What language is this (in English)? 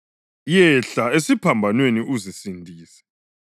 North Ndebele